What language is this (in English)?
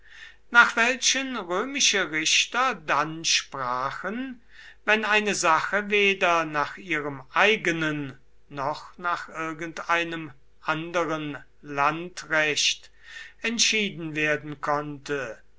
German